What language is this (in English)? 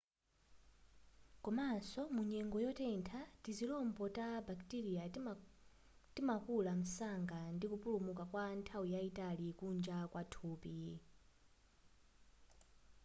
Nyanja